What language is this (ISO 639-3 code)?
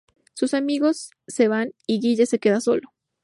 spa